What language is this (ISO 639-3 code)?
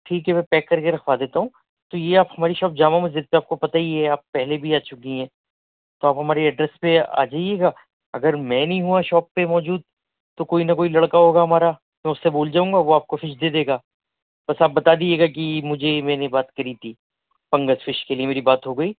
urd